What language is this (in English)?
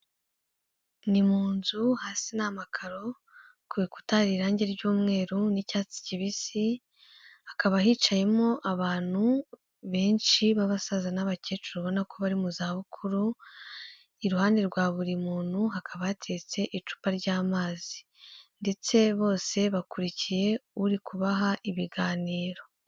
Kinyarwanda